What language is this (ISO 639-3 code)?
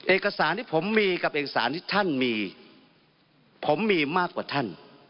tha